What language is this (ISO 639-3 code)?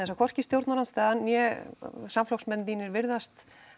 isl